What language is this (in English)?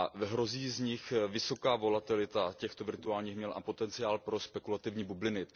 Czech